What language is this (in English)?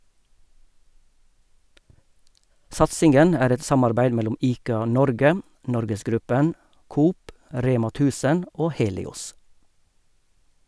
Norwegian